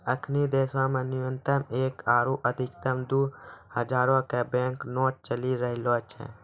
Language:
Maithili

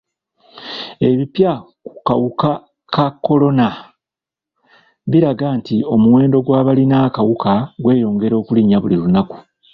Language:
Ganda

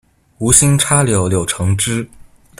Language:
Chinese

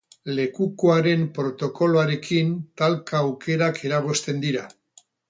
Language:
Basque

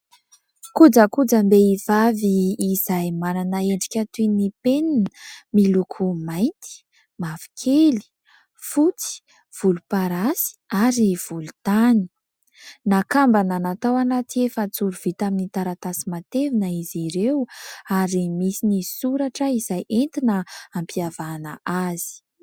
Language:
Malagasy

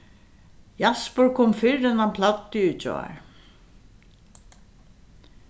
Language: Faroese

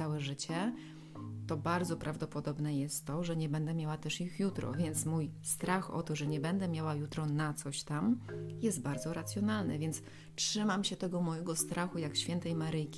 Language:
Polish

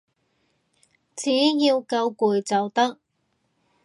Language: Cantonese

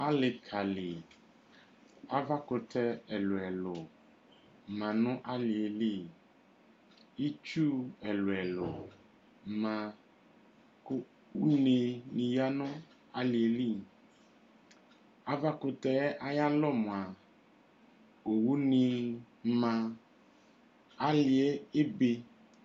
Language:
Ikposo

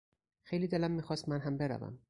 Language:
Persian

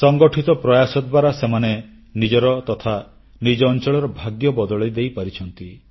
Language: Odia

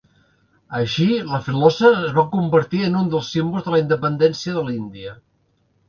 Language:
Catalan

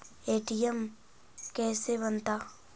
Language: Magahi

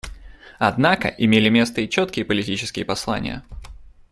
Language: Russian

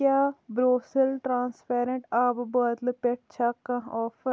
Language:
Kashmiri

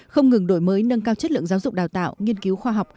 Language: Vietnamese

